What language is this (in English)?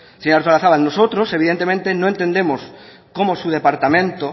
Spanish